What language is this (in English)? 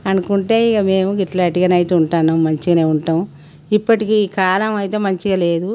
Telugu